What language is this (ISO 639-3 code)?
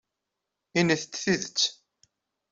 kab